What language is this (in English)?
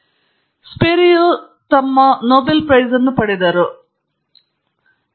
Kannada